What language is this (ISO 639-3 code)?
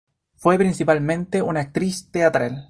spa